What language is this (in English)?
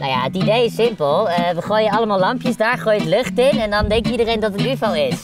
Dutch